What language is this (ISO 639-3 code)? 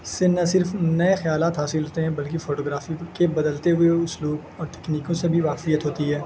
urd